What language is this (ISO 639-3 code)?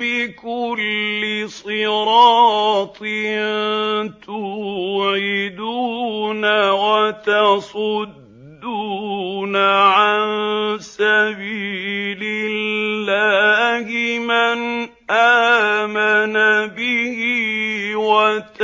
ara